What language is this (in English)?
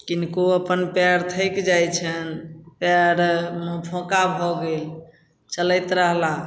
Maithili